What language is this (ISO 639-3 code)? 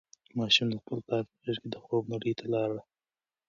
pus